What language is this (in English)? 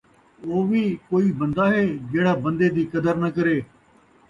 Saraiki